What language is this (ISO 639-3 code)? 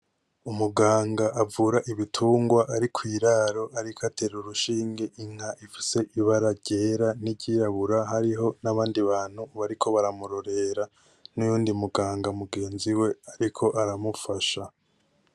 run